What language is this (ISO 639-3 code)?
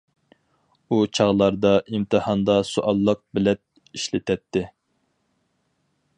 uig